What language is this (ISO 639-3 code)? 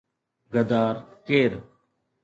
snd